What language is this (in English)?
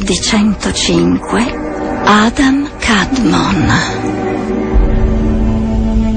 Italian